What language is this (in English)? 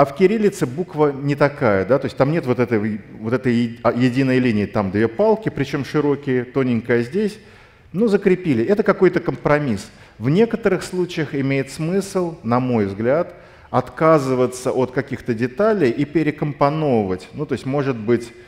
Russian